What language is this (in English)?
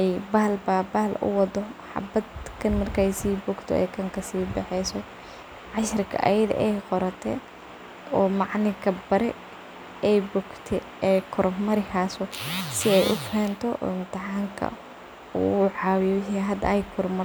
Somali